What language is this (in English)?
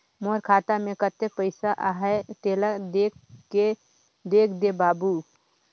Chhattisgarhi